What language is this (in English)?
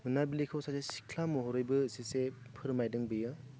Bodo